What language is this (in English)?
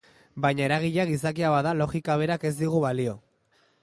Basque